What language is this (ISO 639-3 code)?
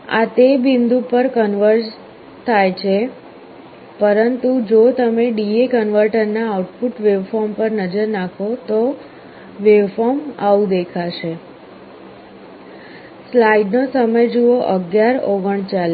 guj